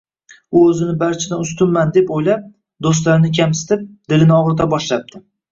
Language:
Uzbek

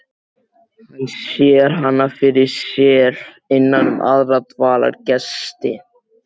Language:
Icelandic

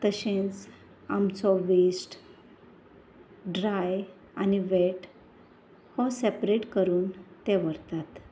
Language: Konkani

